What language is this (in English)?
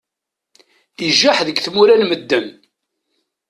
Kabyle